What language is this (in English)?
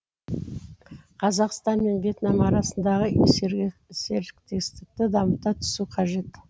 Kazakh